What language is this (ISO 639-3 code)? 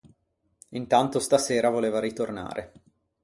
ita